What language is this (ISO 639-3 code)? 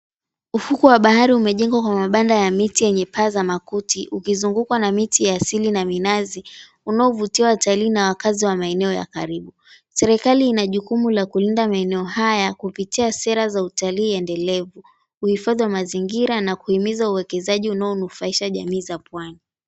swa